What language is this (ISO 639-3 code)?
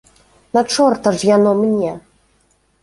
bel